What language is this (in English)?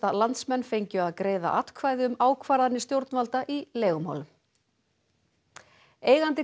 Icelandic